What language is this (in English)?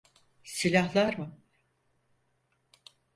Turkish